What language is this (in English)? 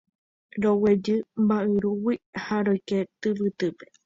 Guarani